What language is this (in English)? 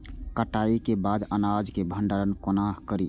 Maithili